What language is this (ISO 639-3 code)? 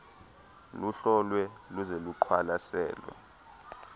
xho